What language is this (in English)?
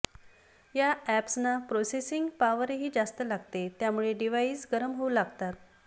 Marathi